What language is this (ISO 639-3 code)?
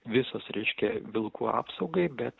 lit